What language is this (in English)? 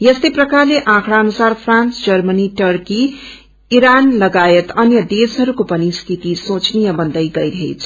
Nepali